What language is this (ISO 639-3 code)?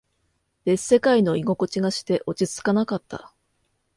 jpn